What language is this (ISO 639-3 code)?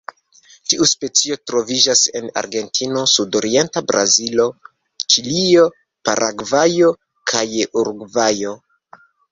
epo